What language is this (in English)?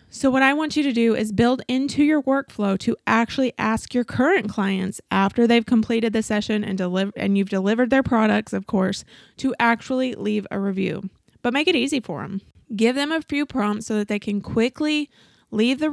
English